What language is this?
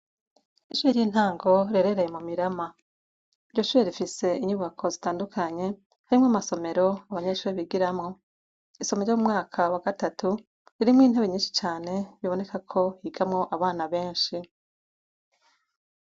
Rundi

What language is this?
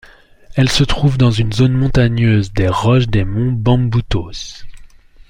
French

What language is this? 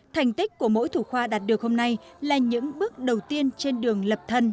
Vietnamese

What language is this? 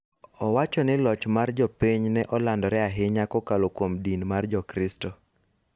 Luo (Kenya and Tanzania)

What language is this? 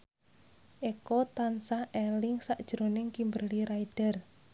Javanese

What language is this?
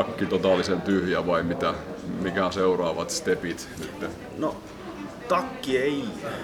Finnish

